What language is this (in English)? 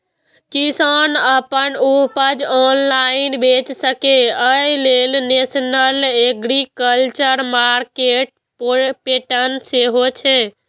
Maithili